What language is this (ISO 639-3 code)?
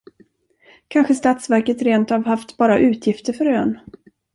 swe